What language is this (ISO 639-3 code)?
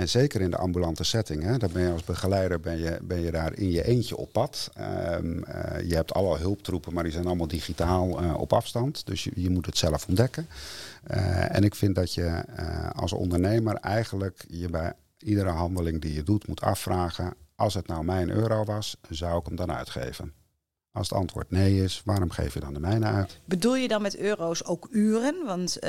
nld